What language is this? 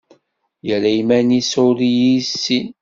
Kabyle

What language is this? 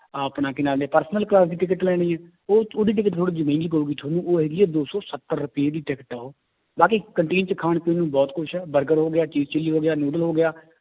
Punjabi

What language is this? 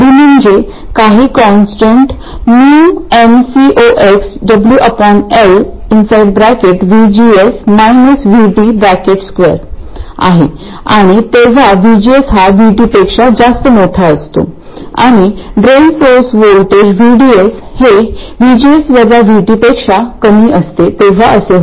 Marathi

